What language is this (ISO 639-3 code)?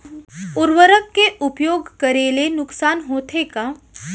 hne